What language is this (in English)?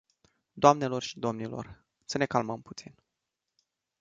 Romanian